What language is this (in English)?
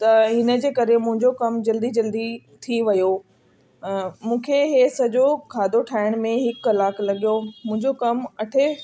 Sindhi